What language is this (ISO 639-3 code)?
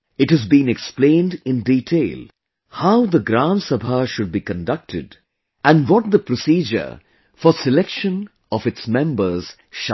eng